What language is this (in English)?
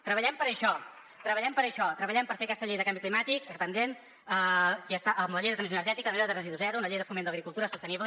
Catalan